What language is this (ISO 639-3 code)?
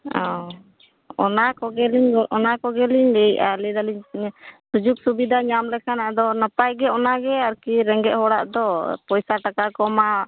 sat